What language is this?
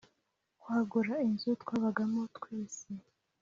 Kinyarwanda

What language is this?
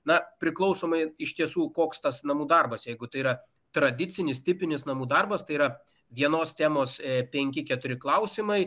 Lithuanian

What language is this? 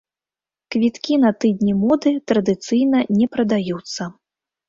Belarusian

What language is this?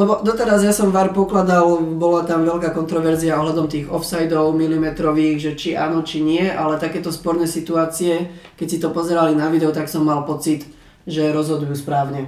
Slovak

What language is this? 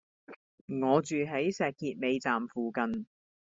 Cantonese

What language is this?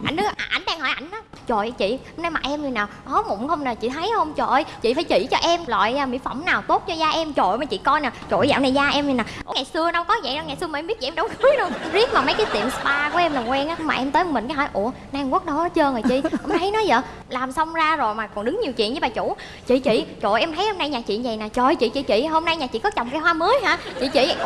Vietnamese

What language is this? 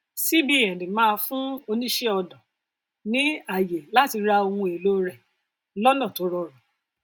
Yoruba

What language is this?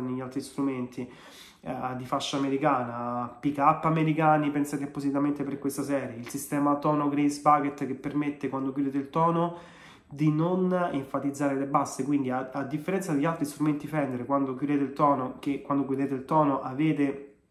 Italian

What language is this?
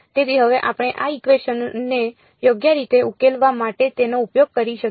Gujarati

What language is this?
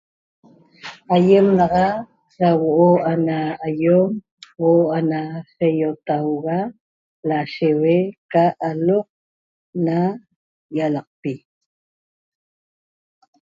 Toba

